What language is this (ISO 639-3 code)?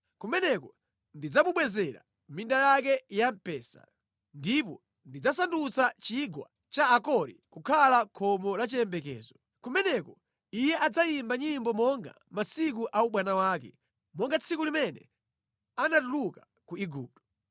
nya